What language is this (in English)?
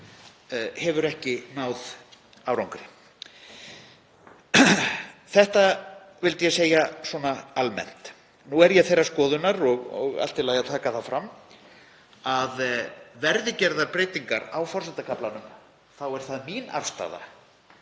Icelandic